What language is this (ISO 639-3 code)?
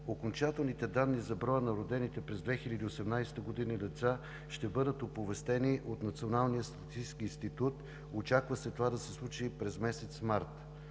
bul